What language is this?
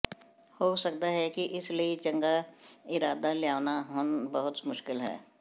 Punjabi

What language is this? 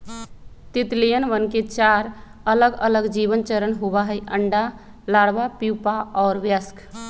Magahi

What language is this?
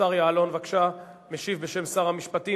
Hebrew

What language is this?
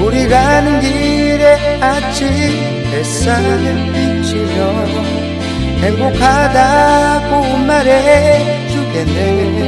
Korean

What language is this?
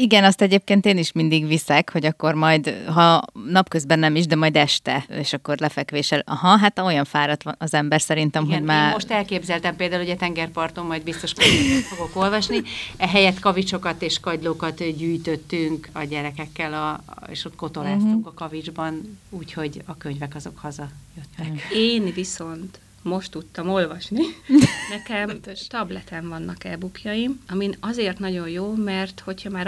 Hungarian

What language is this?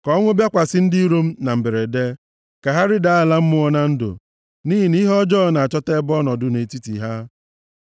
Igbo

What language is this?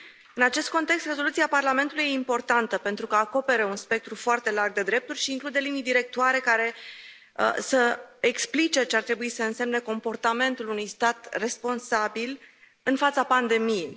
Romanian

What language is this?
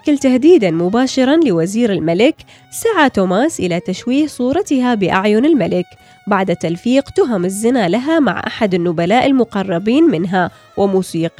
Arabic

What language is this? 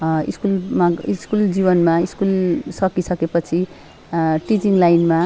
Nepali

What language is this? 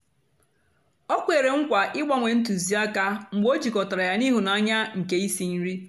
Igbo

